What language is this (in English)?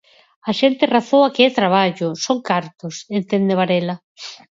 Galician